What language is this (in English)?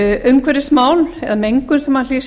Icelandic